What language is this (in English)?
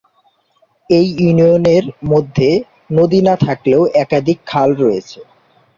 Bangla